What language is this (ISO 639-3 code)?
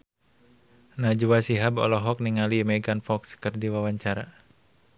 sun